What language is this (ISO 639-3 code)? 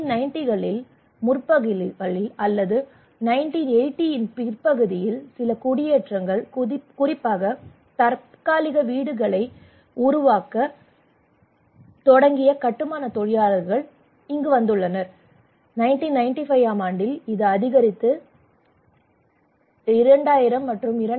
tam